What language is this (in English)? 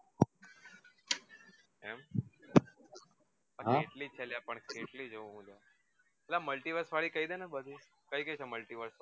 Gujarati